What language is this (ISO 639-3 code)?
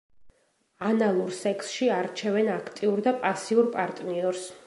kat